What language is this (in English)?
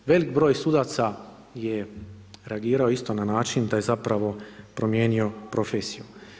Croatian